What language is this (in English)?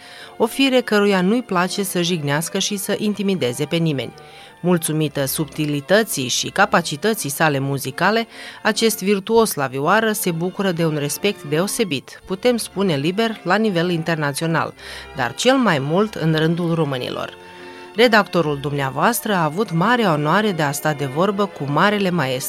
Romanian